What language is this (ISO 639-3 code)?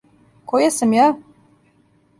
srp